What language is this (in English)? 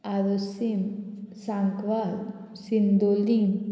Konkani